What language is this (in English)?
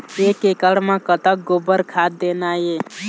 Chhattisgarhi